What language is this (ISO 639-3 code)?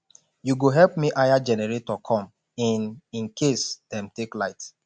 pcm